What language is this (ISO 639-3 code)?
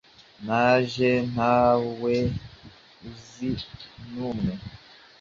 kin